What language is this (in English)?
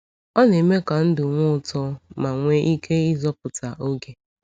Igbo